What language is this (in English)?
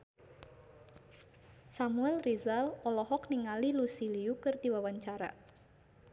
Sundanese